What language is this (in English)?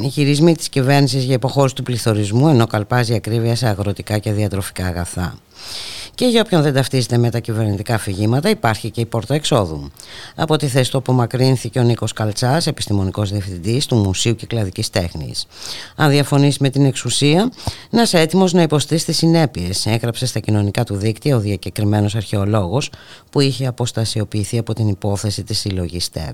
Greek